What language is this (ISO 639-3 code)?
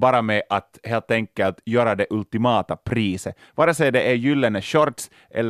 swe